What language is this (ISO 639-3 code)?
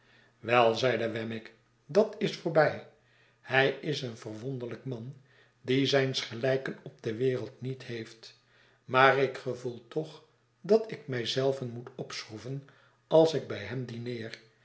nld